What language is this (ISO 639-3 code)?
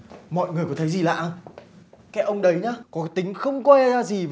vie